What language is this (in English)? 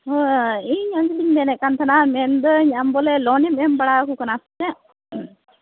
Santali